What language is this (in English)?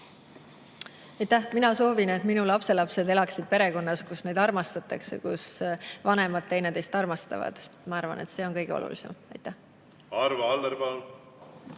Estonian